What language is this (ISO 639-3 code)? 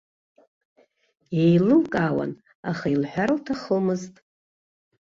abk